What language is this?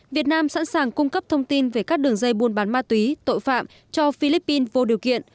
Vietnamese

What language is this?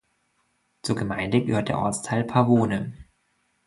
German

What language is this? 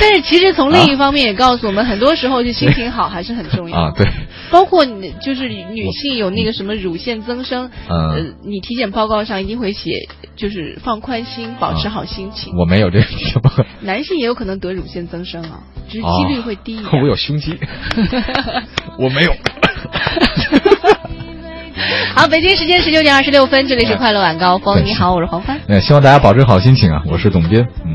Chinese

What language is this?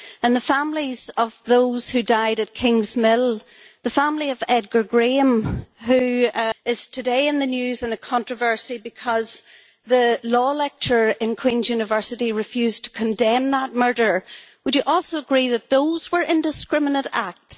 English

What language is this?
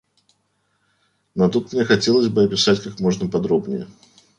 Russian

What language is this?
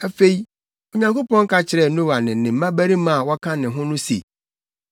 Akan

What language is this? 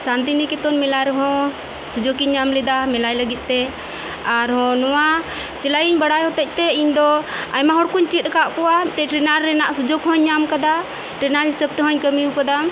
Santali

